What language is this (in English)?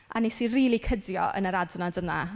Welsh